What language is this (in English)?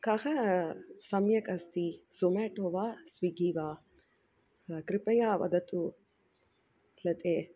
Sanskrit